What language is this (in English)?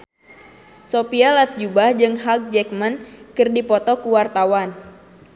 Sundanese